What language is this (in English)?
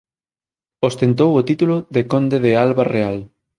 Galician